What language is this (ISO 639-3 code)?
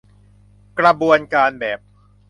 tha